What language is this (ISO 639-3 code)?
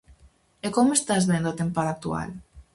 glg